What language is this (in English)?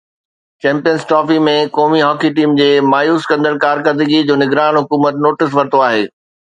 Sindhi